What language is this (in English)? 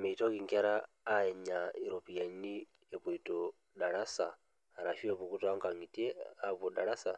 Masai